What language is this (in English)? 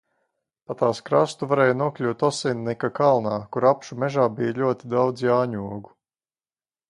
Latvian